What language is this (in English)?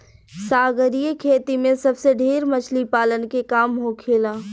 Bhojpuri